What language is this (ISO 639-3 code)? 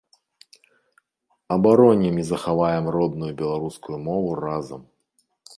bel